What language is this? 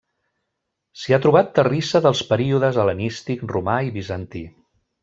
Catalan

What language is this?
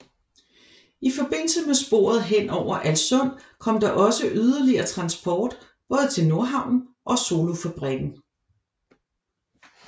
Danish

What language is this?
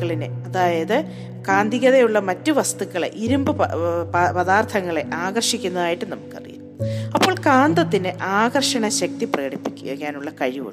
Malayalam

